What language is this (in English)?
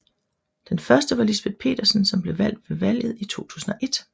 Danish